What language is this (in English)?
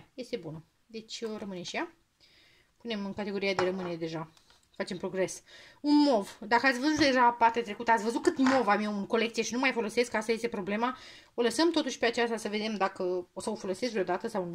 Romanian